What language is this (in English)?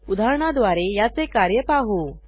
Marathi